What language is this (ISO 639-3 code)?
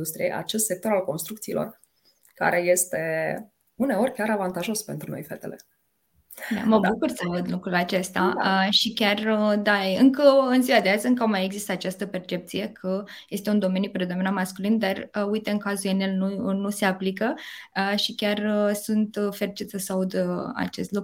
ron